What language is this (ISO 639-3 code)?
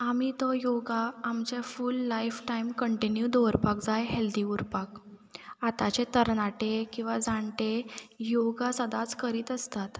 kok